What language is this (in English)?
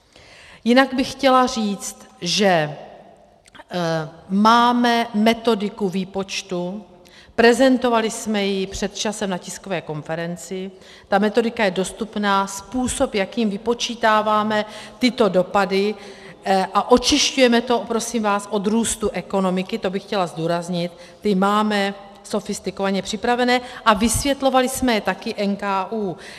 Czech